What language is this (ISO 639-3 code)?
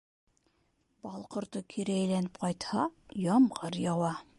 bak